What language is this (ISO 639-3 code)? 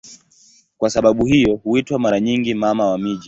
swa